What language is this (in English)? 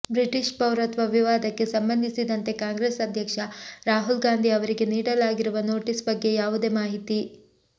Kannada